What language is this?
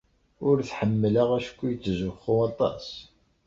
Kabyle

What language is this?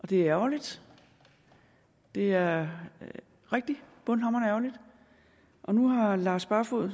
Danish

